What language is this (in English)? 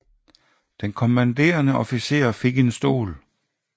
Danish